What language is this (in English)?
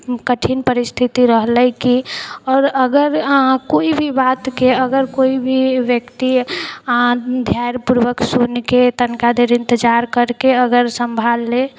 Maithili